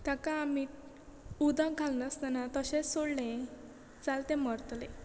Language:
Konkani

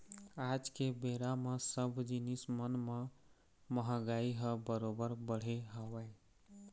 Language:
Chhattisgarhi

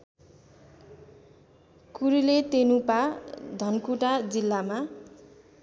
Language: Nepali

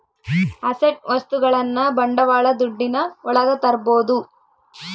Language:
Kannada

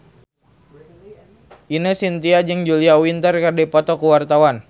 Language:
Sundanese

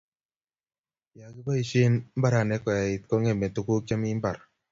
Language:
Kalenjin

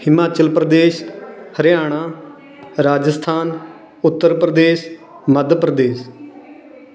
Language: Punjabi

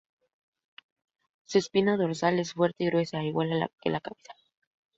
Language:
Spanish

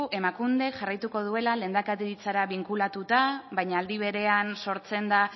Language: Basque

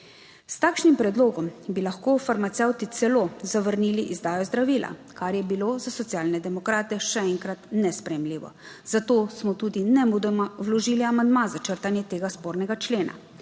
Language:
Slovenian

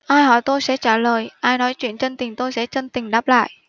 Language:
Vietnamese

